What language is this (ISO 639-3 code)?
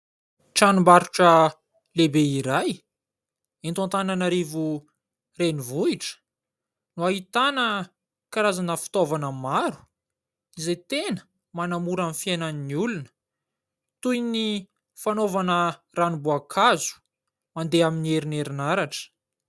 mlg